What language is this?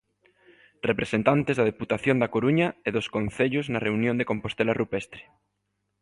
Galician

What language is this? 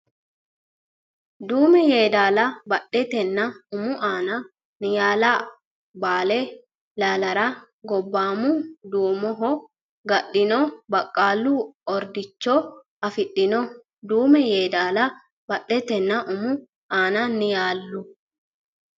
Sidamo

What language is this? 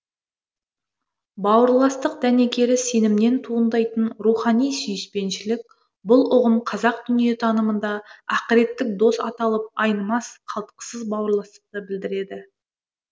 Kazakh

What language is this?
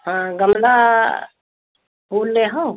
Hindi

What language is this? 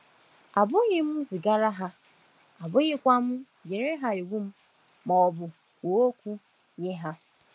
Igbo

